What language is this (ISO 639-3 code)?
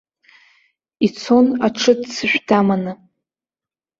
abk